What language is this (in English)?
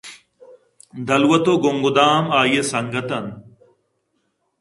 Eastern Balochi